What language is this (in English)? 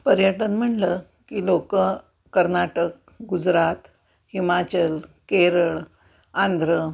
Marathi